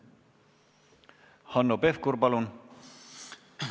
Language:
Estonian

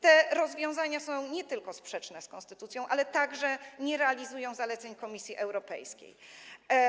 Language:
Polish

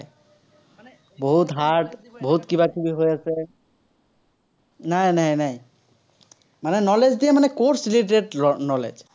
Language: Assamese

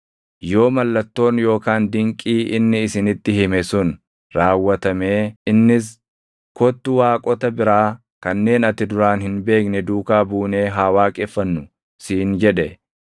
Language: Oromo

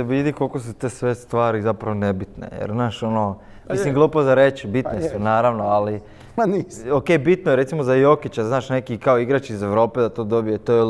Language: Croatian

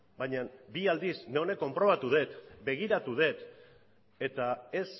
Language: Basque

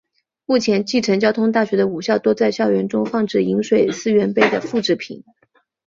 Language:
Chinese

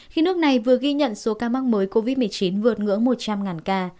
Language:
Vietnamese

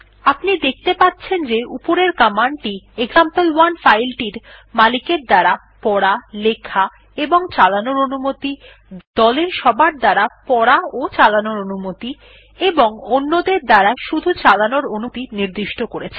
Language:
Bangla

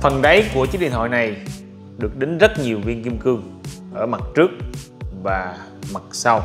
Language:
Vietnamese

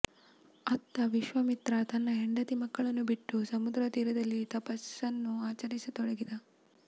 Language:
Kannada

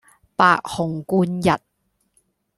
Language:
Cantonese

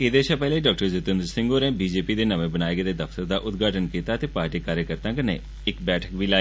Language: Dogri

